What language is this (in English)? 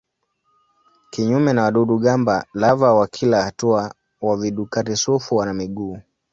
Swahili